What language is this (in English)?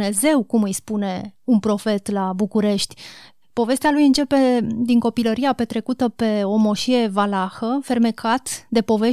Romanian